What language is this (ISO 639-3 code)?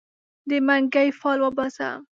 pus